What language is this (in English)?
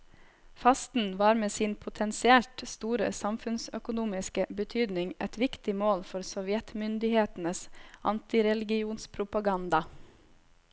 Norwegian